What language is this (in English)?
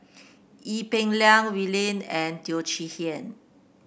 English